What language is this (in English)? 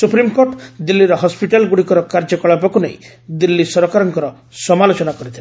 Odia